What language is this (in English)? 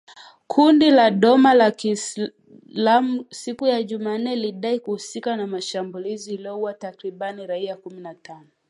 Swahili